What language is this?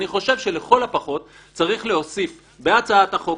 Hebrew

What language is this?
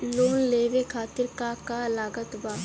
Bhojpuri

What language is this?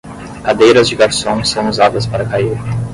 Portuguese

